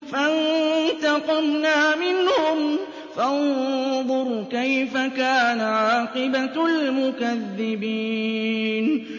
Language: Arabic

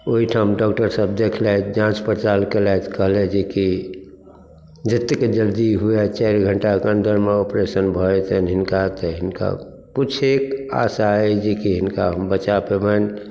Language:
Maithili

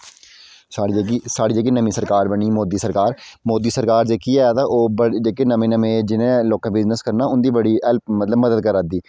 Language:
Dogri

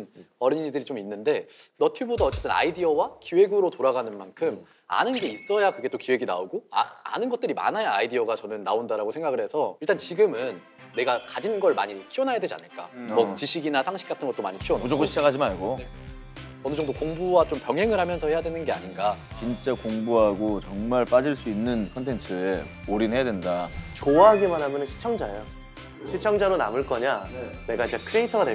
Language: Korean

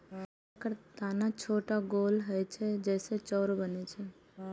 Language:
Maithili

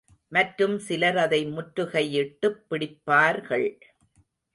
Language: Tamil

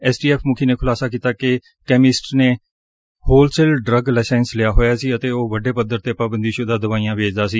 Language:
Punjabi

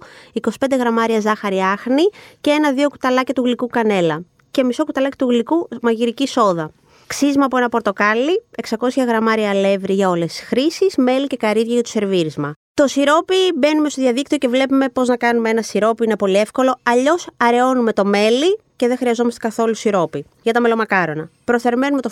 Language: Greek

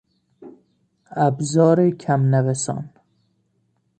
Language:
Persian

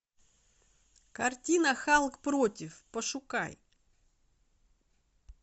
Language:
Russian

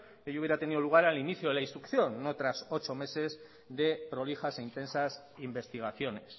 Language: Spanish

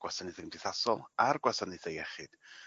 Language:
Welsh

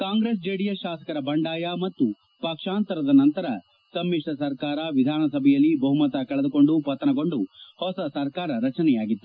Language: Kannada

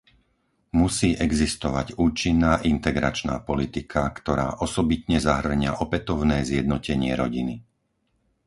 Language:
Slovak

